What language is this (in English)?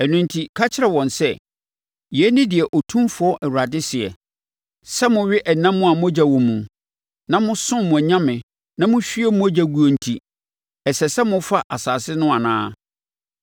Akan